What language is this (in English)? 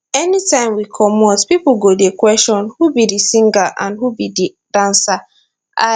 Nigerian Pidgin